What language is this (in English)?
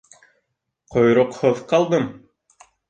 Bashkir